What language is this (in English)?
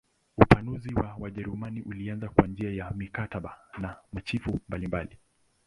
Swahili